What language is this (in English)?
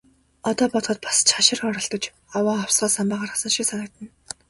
Mongolian